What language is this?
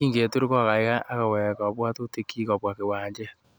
Kalenjin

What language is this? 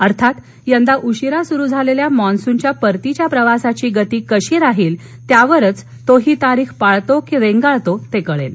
Marathi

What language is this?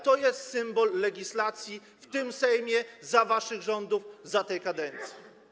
Polish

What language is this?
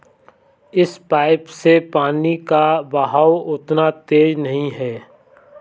Hindi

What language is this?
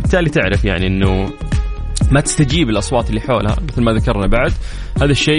Arabic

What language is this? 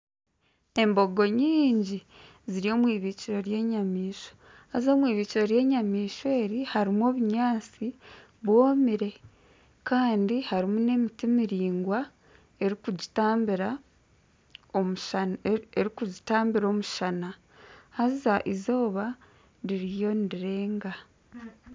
Nyankole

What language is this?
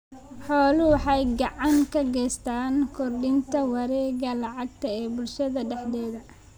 Somali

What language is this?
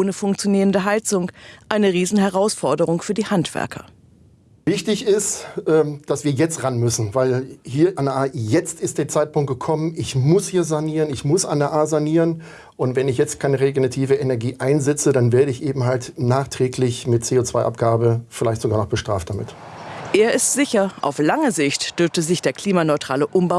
German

